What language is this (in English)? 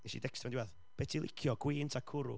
Welsh